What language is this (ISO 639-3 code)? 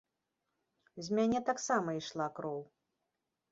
bel